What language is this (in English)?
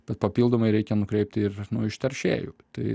Lithuanian